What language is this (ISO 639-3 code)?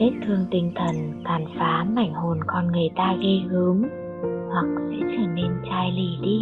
vie